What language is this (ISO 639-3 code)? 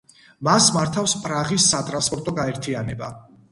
kat